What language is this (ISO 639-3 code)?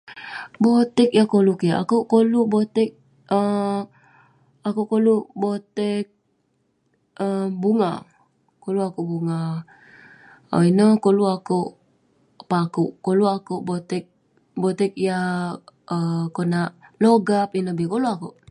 pne